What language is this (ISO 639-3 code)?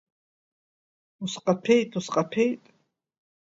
abk